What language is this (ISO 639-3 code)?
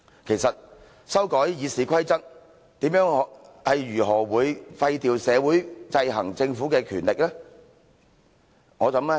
yue